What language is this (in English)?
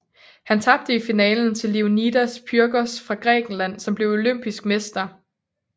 Danish